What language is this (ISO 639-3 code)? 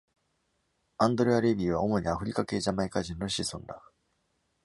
jpn